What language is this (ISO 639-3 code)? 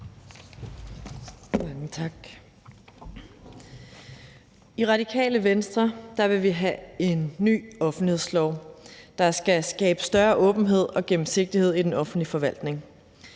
dan